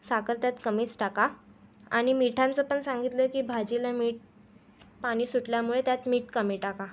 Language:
Marathi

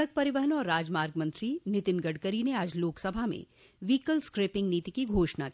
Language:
Hindi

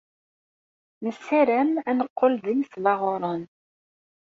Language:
Kabyle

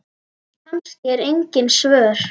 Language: Icelandic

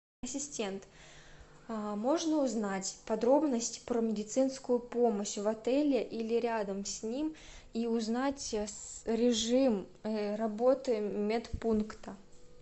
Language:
Russian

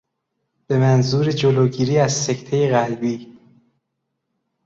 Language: Persian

